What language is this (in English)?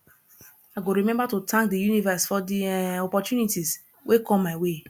Nigerian Pidgin